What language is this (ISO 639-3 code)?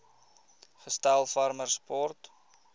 afr